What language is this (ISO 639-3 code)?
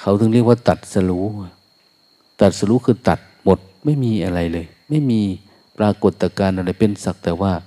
tha